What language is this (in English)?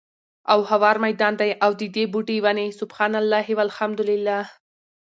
Pashto